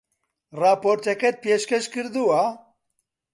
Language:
Central Kurdish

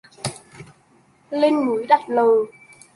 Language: Vietnamese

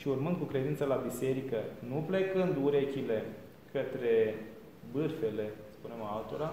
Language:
Romanian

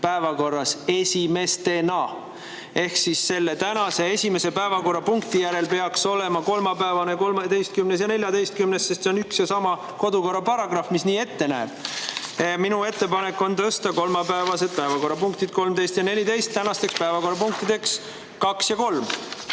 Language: Estonian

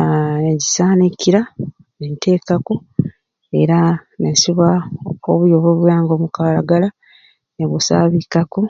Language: Ruuli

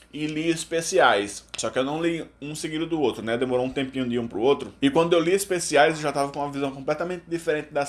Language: Portuguese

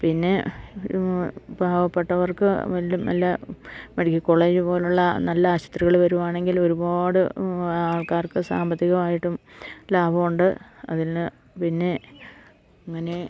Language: Malayalam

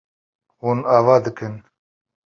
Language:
Kurdish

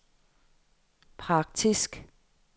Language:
Danish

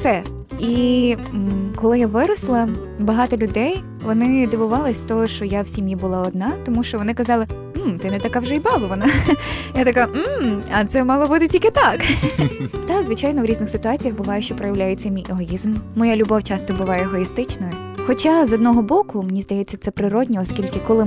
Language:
Ukrainian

